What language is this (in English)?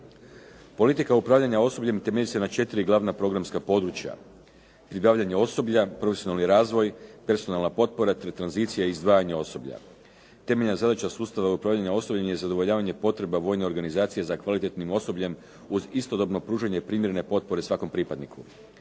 Croatian